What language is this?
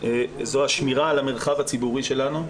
Hebrew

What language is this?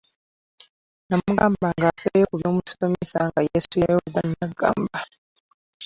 Ganda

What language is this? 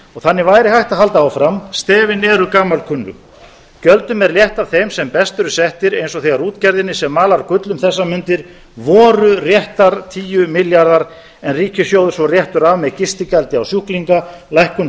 Icelandic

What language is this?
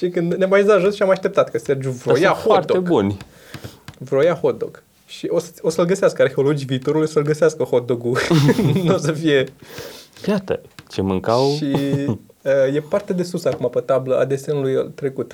Romanian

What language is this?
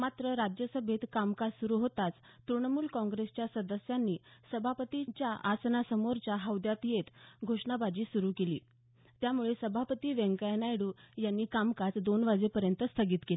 Marathi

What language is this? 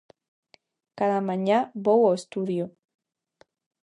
Galician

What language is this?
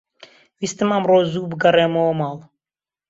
Central Kurdish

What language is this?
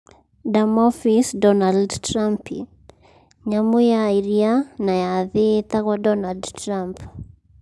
Kikuyu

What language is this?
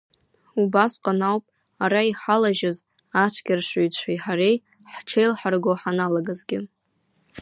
Abkhazian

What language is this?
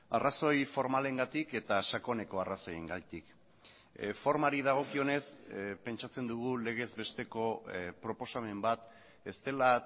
Basque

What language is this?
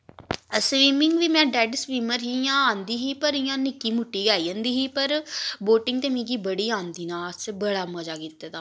Dogri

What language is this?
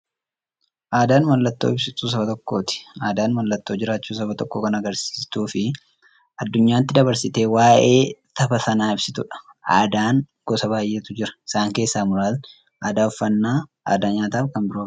Oromo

